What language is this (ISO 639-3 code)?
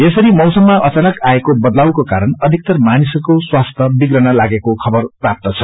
nep